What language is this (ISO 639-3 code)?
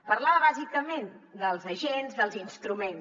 cat